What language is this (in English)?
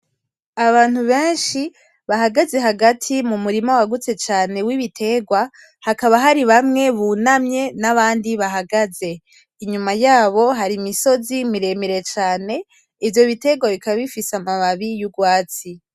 Rundi